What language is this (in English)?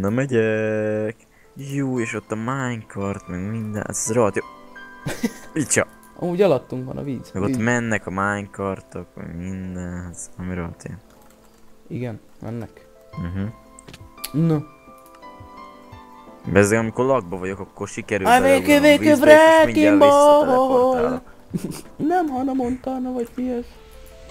Hungarian